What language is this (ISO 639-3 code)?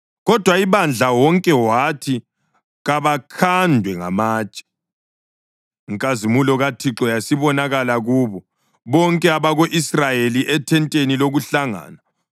nde